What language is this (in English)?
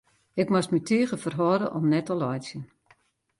Western Frisian